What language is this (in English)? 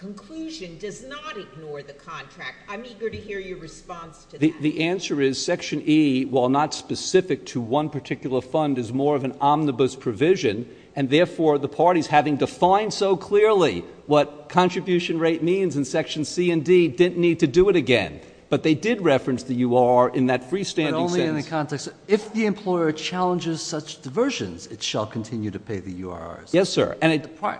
English